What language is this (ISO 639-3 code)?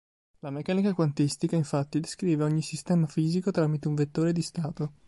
ita